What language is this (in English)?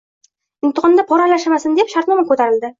Uzbek